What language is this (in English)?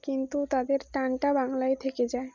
Bangla